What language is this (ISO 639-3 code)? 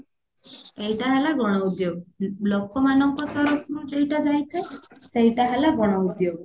ori